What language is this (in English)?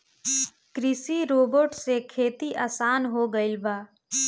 Bhojpuri